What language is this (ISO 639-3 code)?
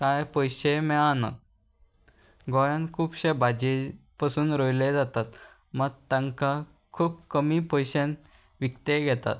kok